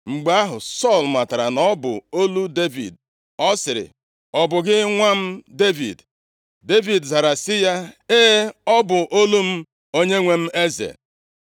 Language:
Igbo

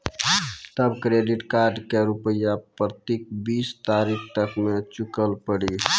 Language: Maithili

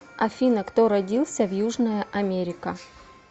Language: Russian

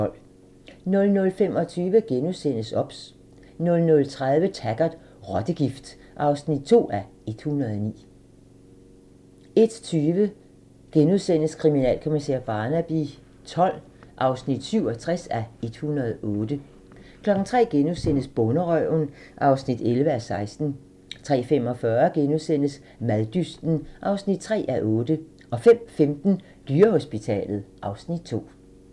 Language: Danish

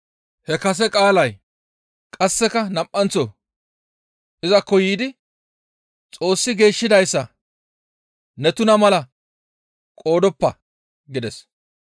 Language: Gamo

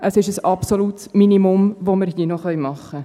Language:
Swiss German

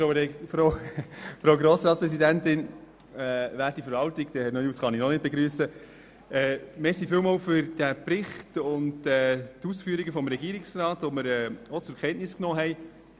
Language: Swiss German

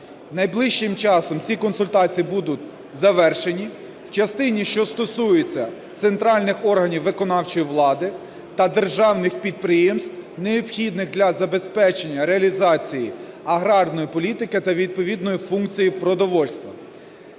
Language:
Ukrainian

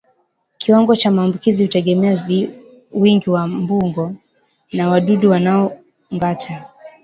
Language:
Swahili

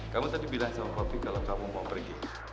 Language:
Indonesian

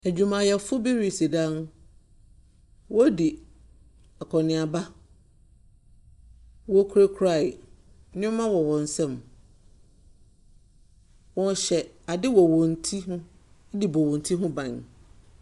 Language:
Akan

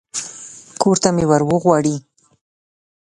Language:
Pashto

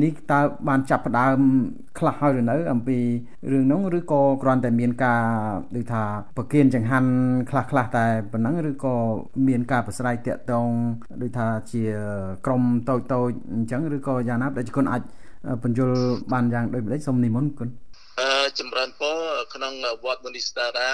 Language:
Thai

